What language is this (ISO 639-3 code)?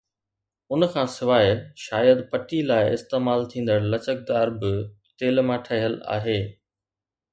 snd